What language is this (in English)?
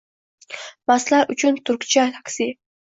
Uzbek